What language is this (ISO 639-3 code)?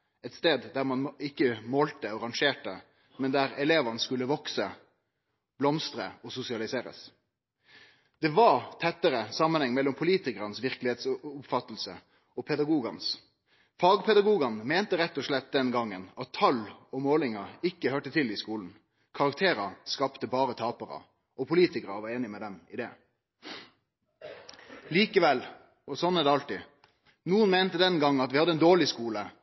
nno